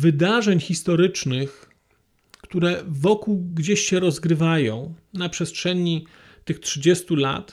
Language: Polish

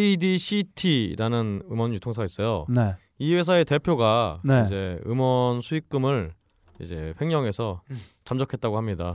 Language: Korean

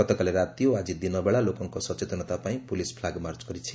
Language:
Odia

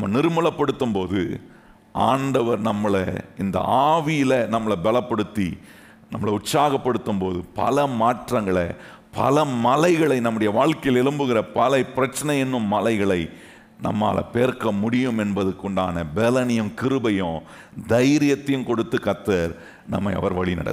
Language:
Tamil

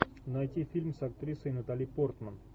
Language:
Russian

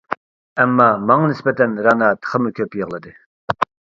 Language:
Uyghur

